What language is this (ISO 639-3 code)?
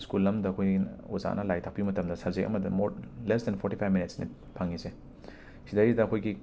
mni